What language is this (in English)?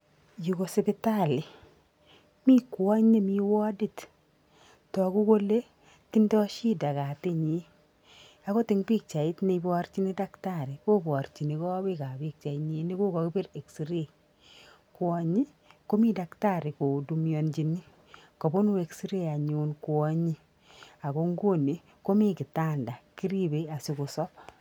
Kalenjin